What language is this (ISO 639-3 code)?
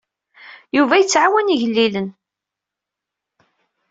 kab